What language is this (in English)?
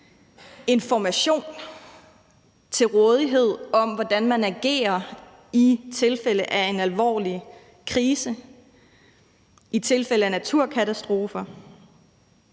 Danish